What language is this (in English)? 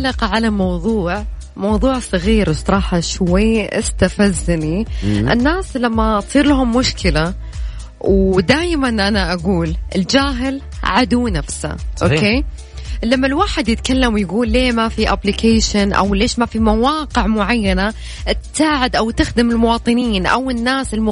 Arabic